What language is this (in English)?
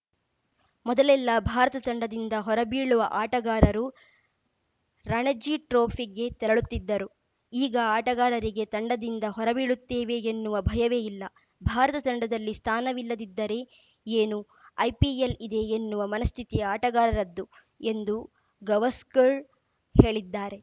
Kannada